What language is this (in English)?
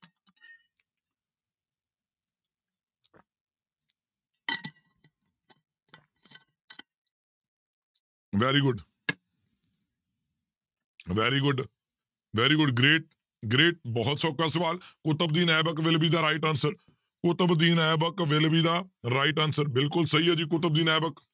Punjabi